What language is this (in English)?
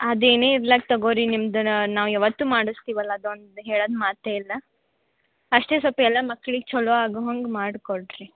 Kannada